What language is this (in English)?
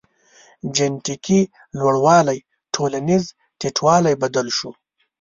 Pashto